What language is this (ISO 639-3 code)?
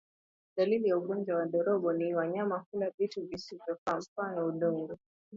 swa